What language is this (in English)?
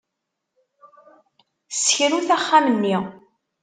Kabyle